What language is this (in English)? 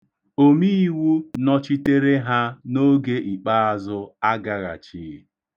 Igbo